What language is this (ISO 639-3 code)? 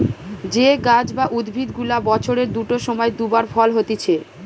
ben